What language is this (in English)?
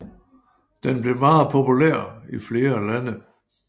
Danish